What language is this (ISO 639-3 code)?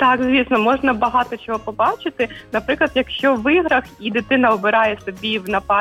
ukr